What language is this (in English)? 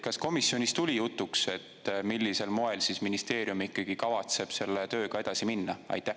Estonian